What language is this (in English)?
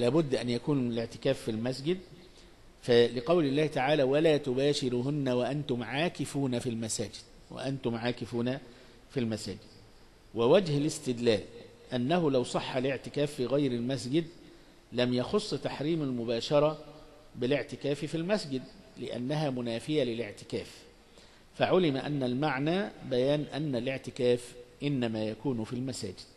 Arabic